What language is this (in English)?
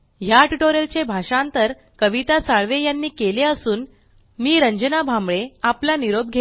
Marathi